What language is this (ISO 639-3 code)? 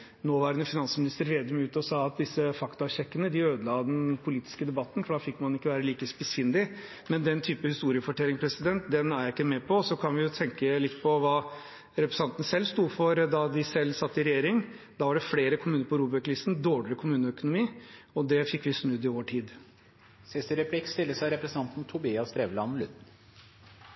nob